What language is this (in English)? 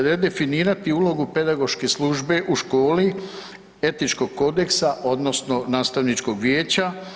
Croatian